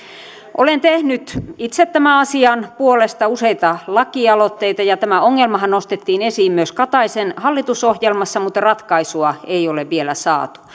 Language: Finnish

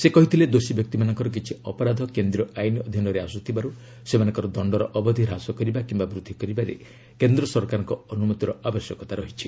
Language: Odia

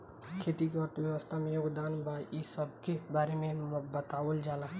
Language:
Bhojpuri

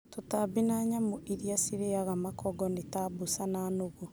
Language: Kikuyu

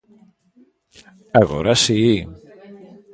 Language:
Galician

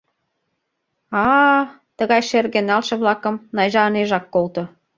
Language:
Mari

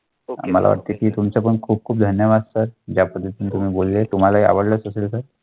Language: Marathi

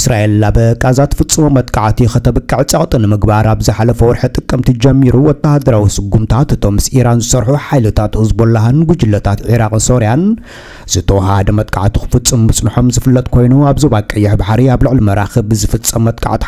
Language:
Arabic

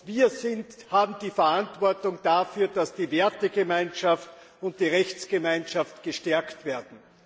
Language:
German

